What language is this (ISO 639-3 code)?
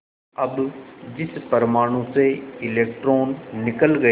hin